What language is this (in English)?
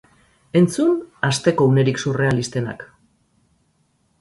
Basque